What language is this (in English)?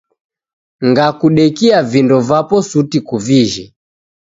Taita